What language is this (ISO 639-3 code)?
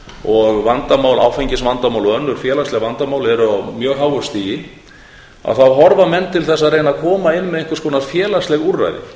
isl